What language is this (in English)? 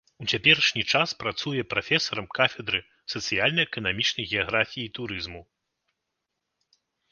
Belarusian